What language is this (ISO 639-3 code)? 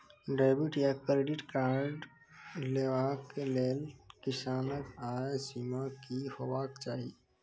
mai